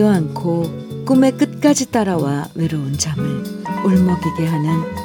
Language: Korean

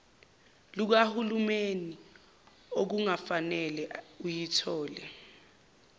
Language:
Zulu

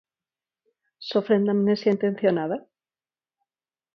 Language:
Galician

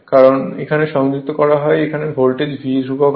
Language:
Bangla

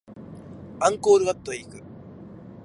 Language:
Japanese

